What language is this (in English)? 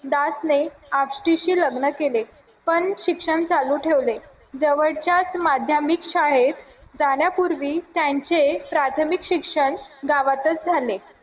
Marathi